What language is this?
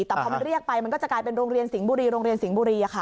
Thai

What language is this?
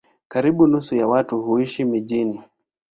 Swahili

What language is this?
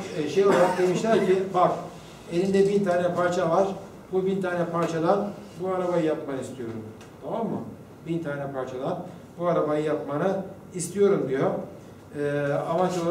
Turkish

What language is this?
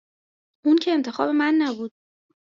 Persian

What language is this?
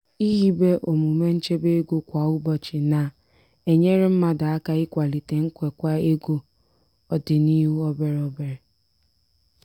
Igbo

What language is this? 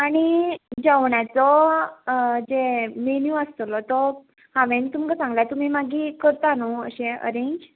Konkani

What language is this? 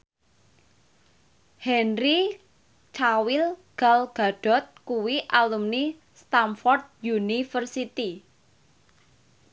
Javanese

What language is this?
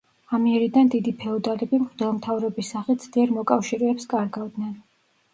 Georgian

